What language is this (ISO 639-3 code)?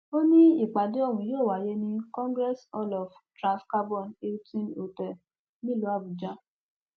yor